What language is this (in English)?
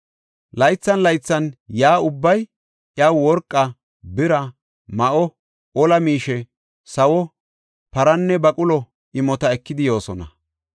Gofa